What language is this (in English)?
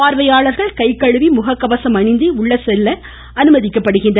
Tamil